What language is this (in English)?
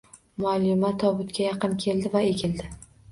Uzbek